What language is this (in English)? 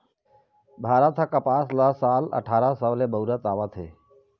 Chhattisgarhi